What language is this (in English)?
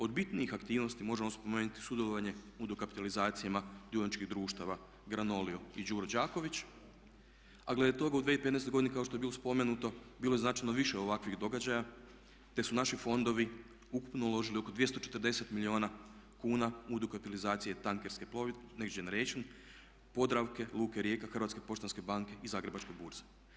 Croatian